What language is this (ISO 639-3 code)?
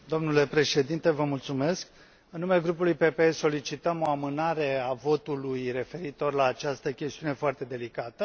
ron